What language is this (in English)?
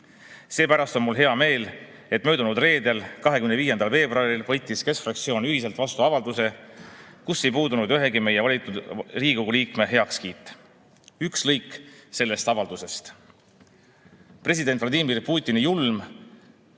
Estonian